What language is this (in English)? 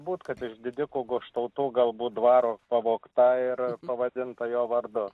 Lithuanian